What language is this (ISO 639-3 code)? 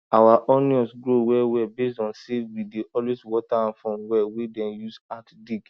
pcm